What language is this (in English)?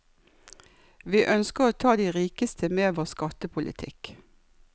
Norwegian